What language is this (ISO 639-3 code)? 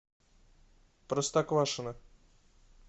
rus